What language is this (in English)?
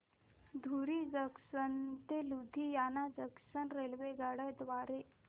Marathi